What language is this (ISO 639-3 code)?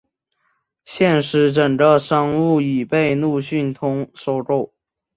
zho